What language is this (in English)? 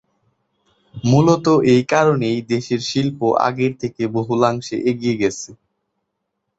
Bangla